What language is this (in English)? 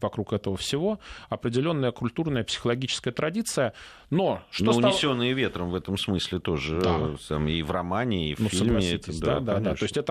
Russian